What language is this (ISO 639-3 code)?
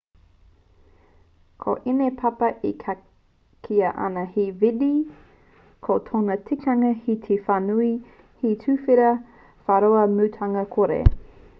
mri